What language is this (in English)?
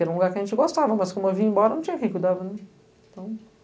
Portuguese